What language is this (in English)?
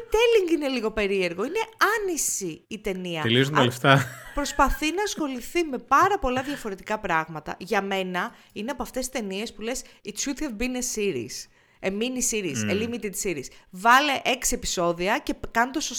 Greek